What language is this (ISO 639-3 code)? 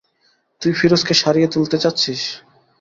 ben